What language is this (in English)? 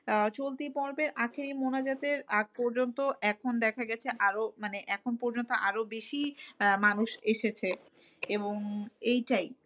Bangla